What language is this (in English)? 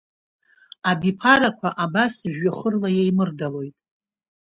Abkhazian